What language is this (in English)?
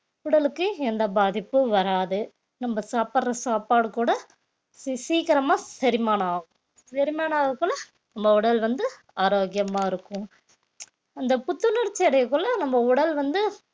Tamil